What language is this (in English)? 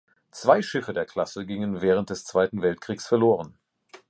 German